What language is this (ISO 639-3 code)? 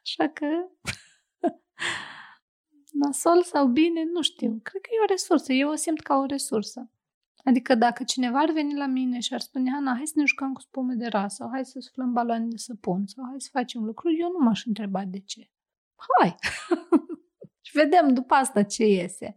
ron